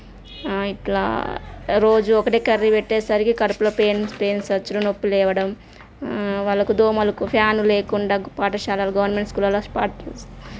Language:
Telugu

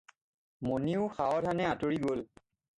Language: Assamese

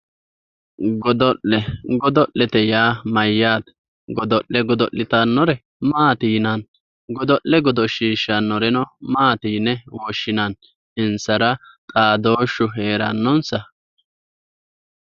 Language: Sidamo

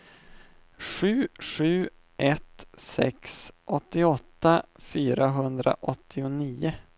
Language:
Swedish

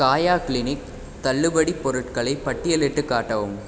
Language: Tamil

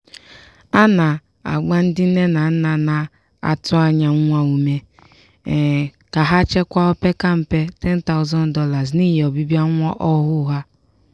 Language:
Igbo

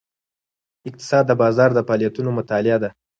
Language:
Pashto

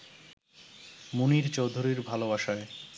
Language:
Bangla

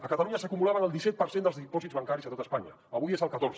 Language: Catalan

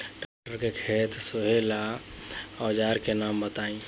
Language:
Bhojpuri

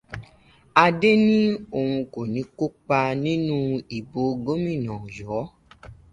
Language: Yoruba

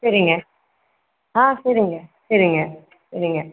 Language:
Tamil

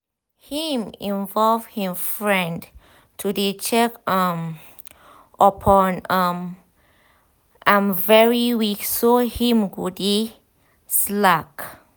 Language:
Nigerian Pidgin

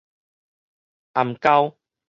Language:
Min Nan Chinese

